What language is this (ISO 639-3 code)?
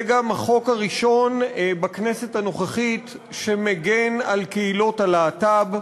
heb